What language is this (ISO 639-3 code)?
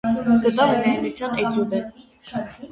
hye